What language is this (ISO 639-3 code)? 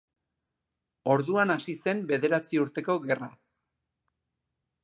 eus